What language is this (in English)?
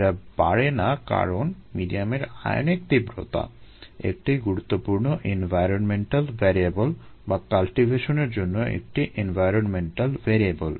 Bangla